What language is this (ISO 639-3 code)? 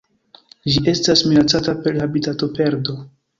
epo